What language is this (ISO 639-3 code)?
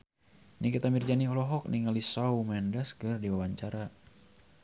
sun